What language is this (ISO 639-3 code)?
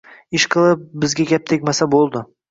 uzb